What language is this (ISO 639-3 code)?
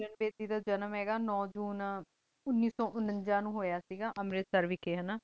pan